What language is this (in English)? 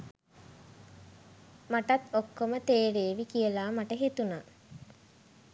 Sinhala